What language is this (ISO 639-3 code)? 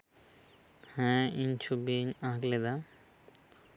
sat